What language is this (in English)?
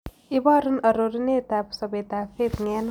Kalenjin